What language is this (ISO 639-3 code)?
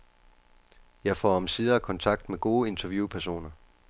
dan